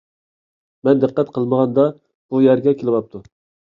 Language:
Uyghur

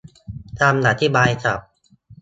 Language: Thai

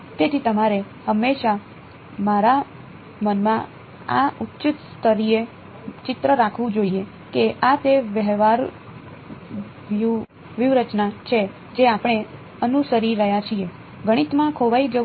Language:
Gujarati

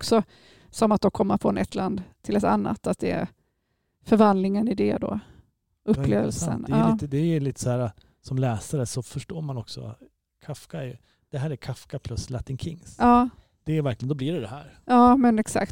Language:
Swedish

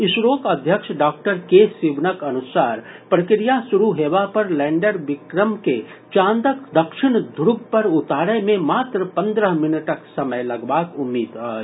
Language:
Maithili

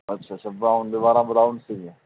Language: Punjabi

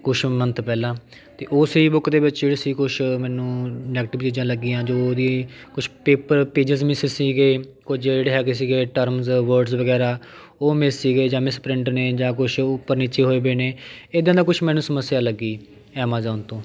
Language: Punjabi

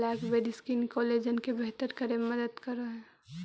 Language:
Magahi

